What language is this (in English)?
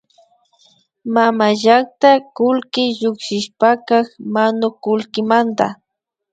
Imbabura Highland Quichua